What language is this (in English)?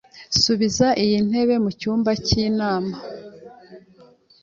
Kinyarwanda